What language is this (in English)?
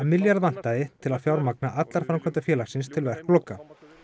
Icelandic